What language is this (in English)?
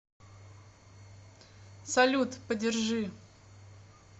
Russian